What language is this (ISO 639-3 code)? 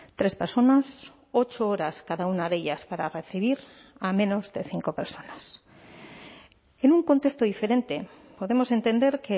spa